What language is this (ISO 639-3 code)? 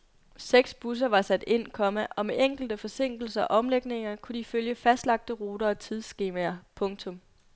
dan